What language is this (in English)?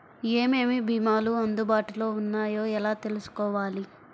Telugu